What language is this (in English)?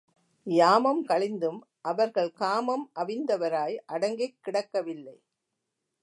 Tamil